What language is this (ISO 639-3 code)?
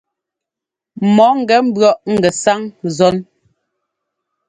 jgo